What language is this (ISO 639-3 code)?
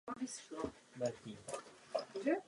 ces